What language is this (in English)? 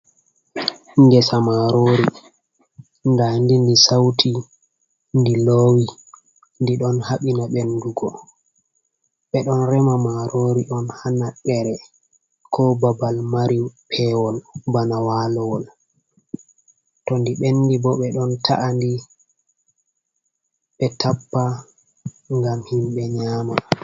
Fula